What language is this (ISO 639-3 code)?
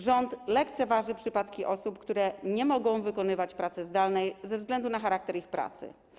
pol